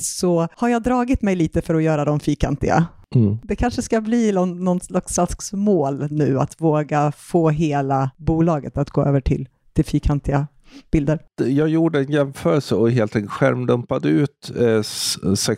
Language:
Swedish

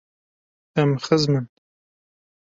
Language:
Kurdish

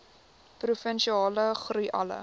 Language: Afrikaans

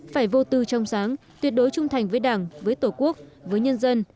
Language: Vietnamese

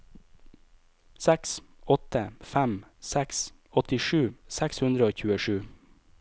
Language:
Norwegian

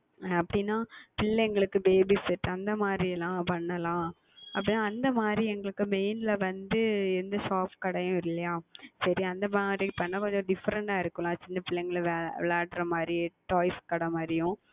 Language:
Tamil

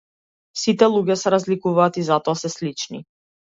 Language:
Macedonian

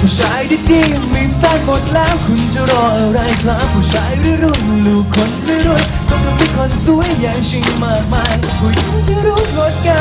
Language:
Thai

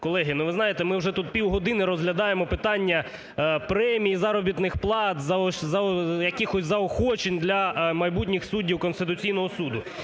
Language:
Ukrainian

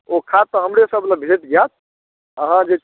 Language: Maithili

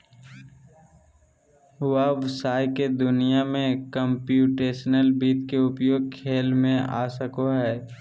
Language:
Magahi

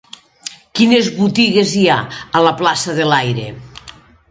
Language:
Catalan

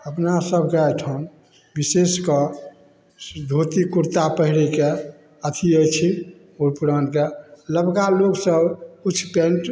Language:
Maithili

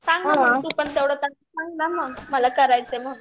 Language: Marathi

